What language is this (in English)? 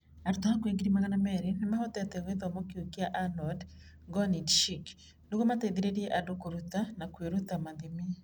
Kikuyu